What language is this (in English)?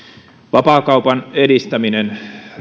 Finnish